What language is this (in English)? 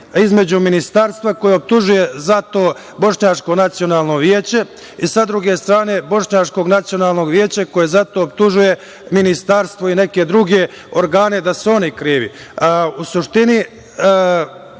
Serbian